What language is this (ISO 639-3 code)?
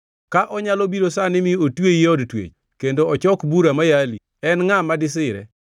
luo